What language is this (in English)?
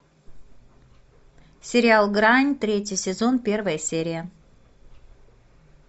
Russian